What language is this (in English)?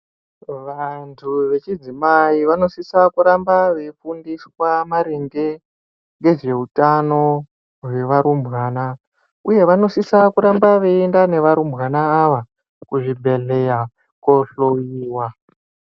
Ndau